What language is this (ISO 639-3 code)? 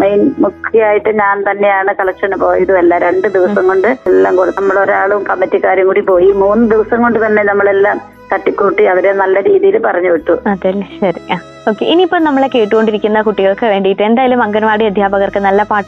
mal